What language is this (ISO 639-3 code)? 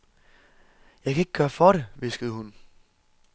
dan